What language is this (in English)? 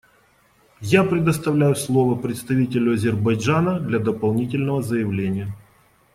Russian